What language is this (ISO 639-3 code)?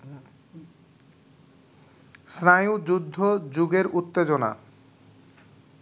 ben